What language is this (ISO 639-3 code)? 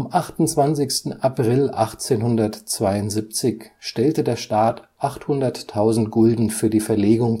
deu